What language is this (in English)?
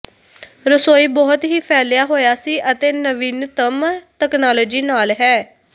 Punjabi